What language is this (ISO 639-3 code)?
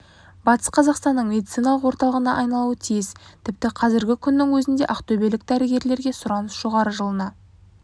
kaz